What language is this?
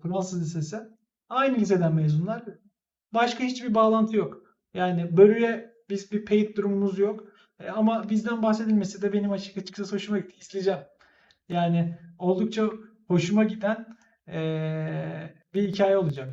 Turkish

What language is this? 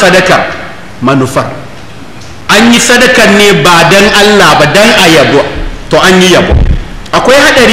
Arabic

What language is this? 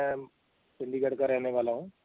Punjabi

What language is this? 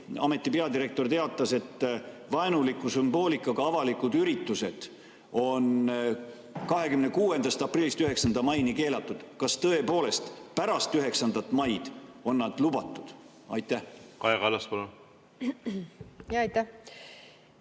Estonian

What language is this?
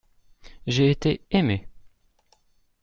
French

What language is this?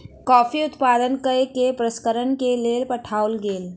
Maithili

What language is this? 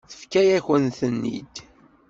Kabyle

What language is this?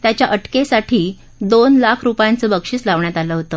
Marathi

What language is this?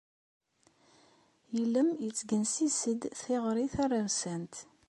Kabyle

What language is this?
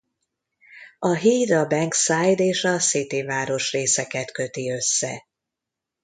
Hungarian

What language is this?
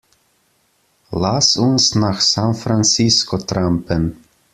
German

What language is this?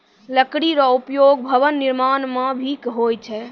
Maithili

